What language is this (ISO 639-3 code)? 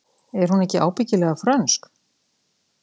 isl